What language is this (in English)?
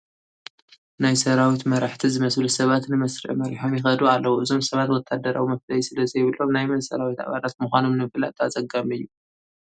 Tigrinya